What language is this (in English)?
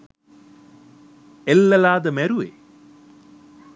Sinhala